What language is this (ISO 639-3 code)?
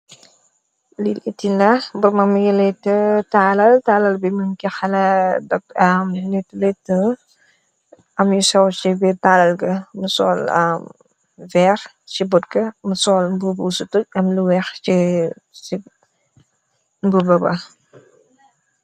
wol